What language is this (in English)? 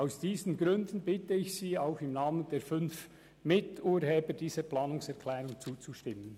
Swiss German